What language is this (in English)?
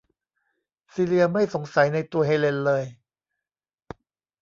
Thai